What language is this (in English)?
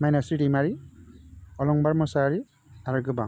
Bodo